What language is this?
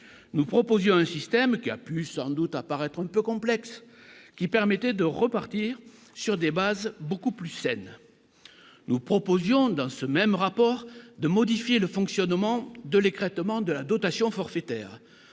French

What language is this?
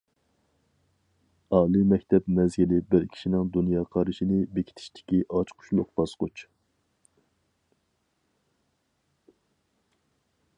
Uyghur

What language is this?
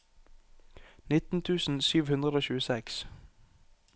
Norwegian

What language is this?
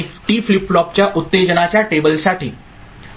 Marathi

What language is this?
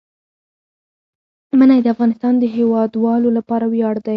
Pashto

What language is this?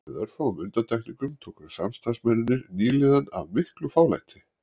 Icelandic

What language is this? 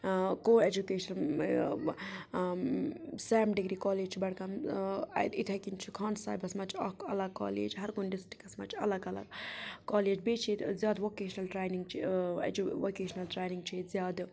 Kashmiri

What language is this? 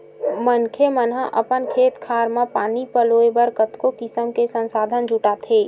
Chhattisgarhi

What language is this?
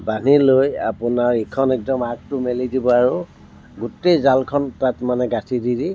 Assamese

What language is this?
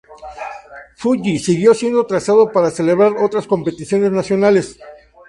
Spanish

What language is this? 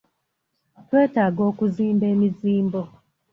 Ganda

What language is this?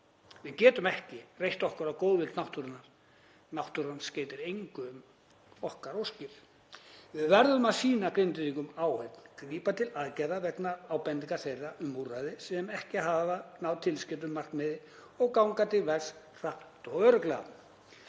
Icelandic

